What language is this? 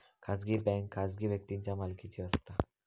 Marathi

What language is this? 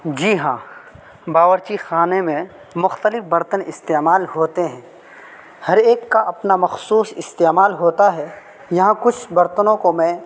Urdu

